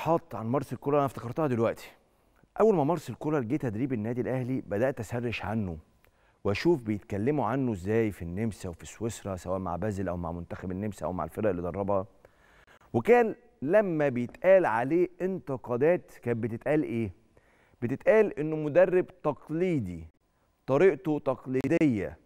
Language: Arabic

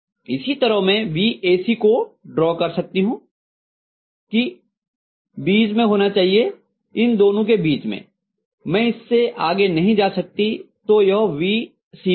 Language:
Hindi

